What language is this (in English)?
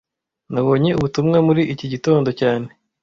Kinyarwanda